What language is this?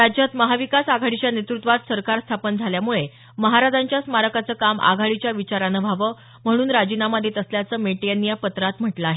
Marathi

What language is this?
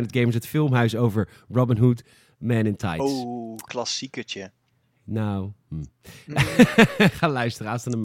Dutch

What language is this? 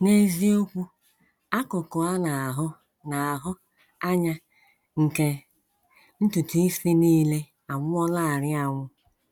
Igbo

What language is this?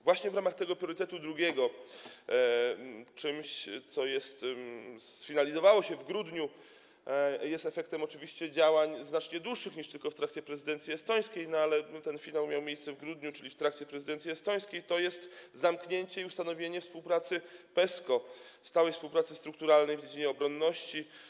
Polish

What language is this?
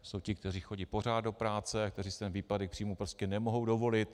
Czech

